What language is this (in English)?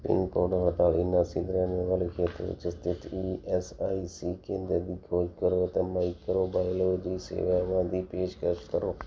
Punjabi